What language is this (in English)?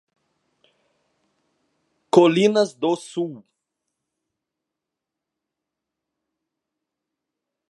Portuguese